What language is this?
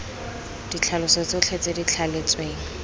Tswana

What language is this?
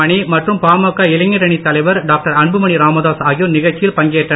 Tamil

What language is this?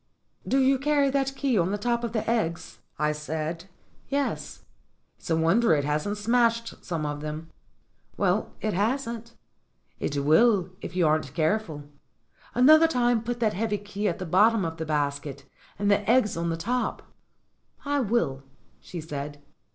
English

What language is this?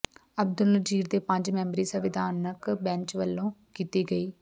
Punjabi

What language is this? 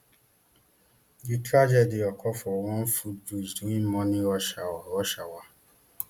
Nigerian Pidgin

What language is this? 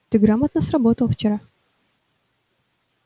Russian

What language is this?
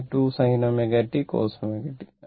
Malayalam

